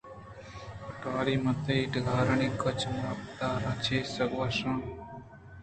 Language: Eastern Balochi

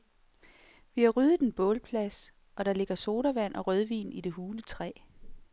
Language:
Danish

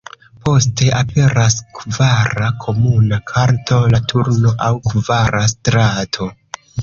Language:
Esperanto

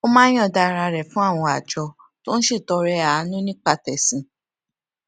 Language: Yoruba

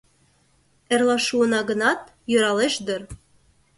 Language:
Mari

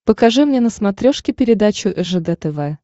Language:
Russian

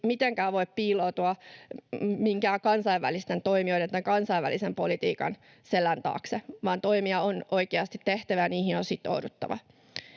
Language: Finnish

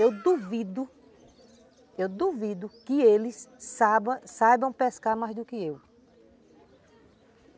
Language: Portuguese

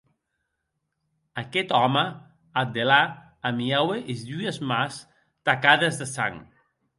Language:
Occitan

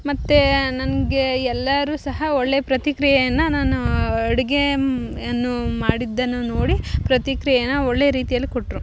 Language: Kannada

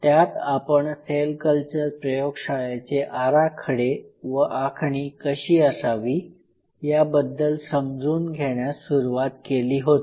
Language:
Marathi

